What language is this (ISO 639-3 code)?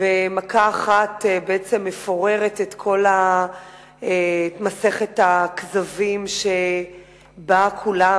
heb